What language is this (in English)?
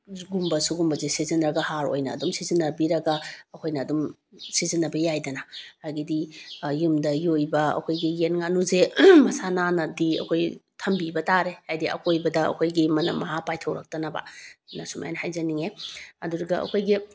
Manipuri